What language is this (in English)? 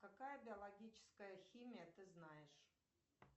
Russian